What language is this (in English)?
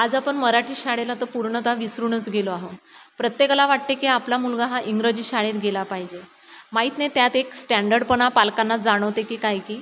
Marathi